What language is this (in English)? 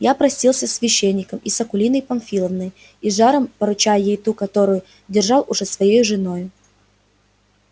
Russian